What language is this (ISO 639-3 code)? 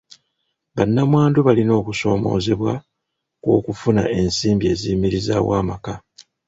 lug